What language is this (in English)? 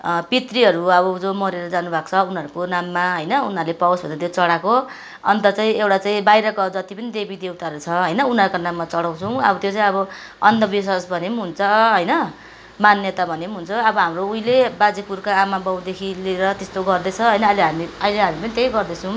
Nepali